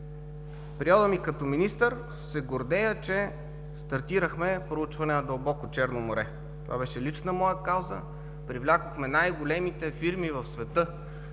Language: Bulgarian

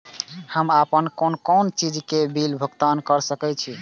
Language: Maithili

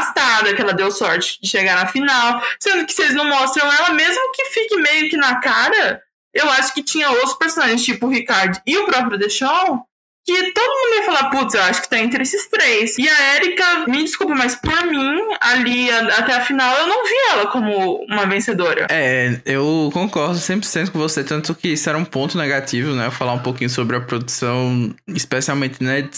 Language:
Portuguese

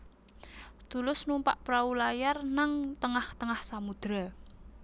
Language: Javanese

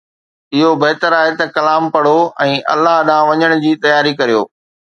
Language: Sindhi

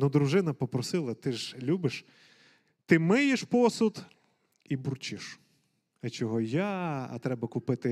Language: Ukrainian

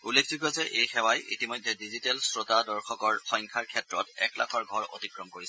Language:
Assamese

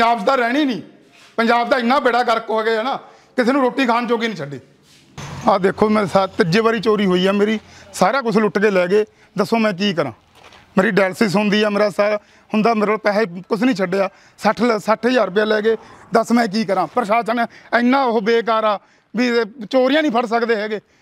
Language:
Punjabi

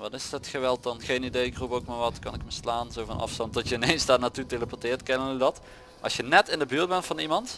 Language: Dutch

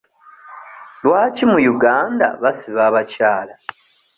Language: Ganda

